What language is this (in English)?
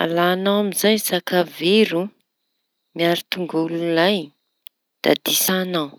Tanosy Malagasy